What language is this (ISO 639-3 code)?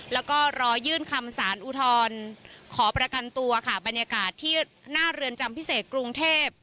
tha